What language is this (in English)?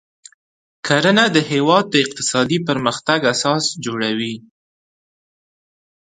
Pashto